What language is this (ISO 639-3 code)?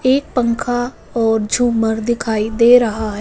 hin